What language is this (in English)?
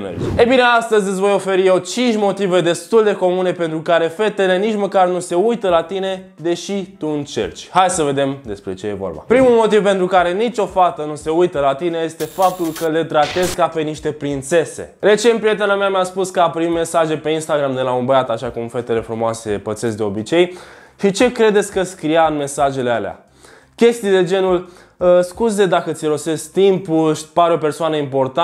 Romanian